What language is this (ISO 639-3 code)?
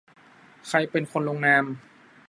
tha